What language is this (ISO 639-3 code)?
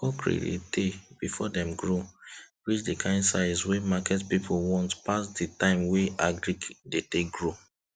pcm